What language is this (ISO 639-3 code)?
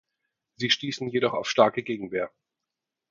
deu